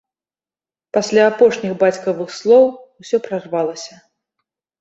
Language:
Belarusian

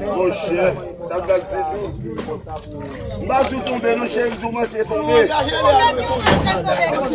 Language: French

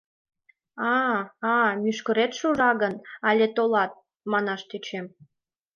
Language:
Mari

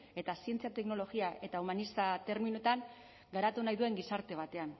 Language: Basque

